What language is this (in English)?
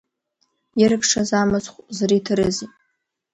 Abkhazian